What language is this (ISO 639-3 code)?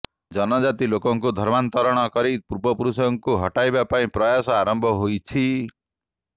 ori